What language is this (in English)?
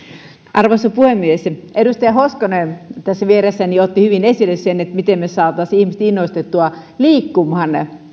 Finnish